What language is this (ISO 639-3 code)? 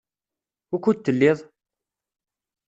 kab